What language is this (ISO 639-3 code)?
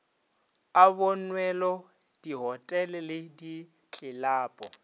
nso